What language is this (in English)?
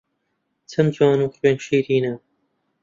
Central Kurdish